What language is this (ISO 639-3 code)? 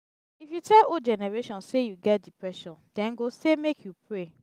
pcm